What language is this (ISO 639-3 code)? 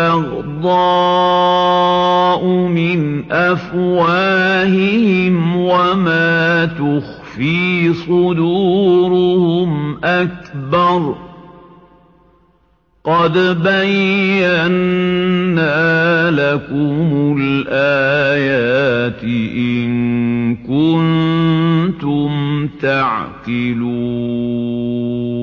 ara